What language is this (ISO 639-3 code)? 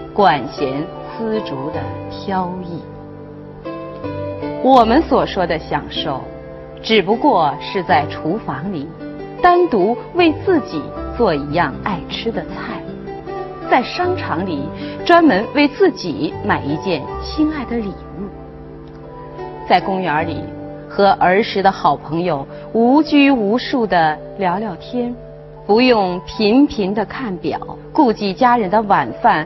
zho